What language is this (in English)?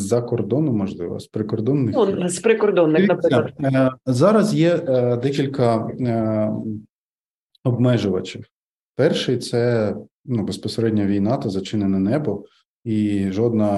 Ukrainian